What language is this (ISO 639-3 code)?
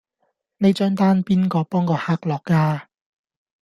yue